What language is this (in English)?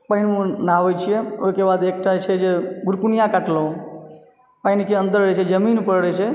Maithili